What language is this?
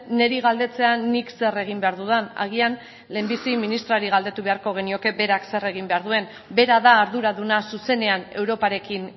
Basque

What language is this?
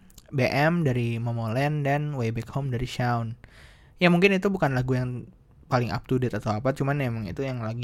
Indonesian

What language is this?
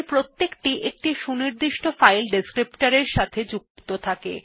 Bangla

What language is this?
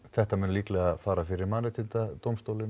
Icelandic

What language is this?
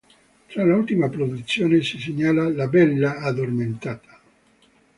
Italian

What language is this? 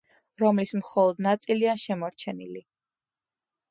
Georgian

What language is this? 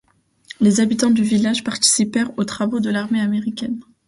French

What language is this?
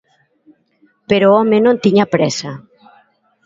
Galician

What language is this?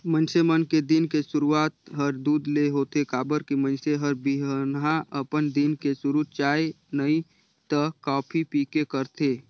Chhattisgarhi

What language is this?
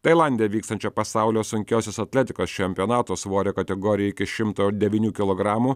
Lithuanian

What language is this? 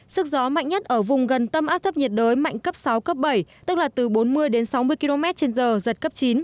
Vietnamese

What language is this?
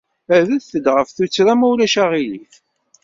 Kabyle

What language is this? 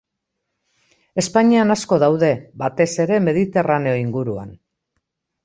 Basque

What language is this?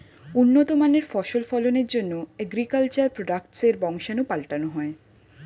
Bangla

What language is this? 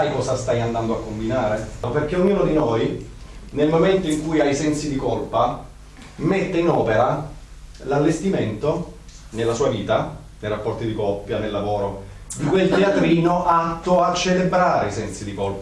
Italian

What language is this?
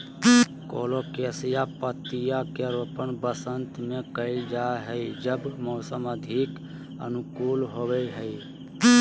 Magahi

